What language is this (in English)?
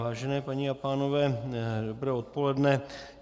Czech